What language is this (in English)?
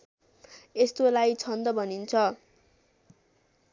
Nepali